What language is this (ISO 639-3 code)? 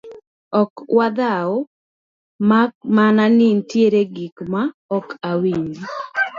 luo